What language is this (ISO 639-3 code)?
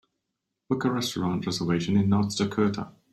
eng